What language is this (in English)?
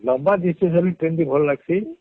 Odia